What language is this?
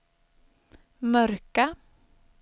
Swedish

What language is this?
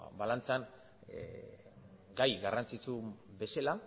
Basque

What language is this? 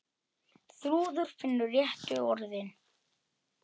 Icelandic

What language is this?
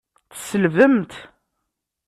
Kabyle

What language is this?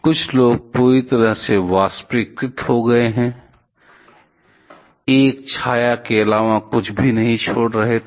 Hindi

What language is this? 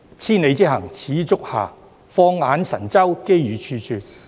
Cantonese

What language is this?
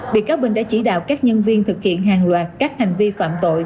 Vietnamese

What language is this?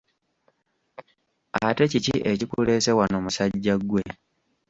Ganda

